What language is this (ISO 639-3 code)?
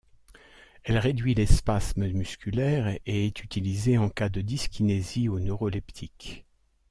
fra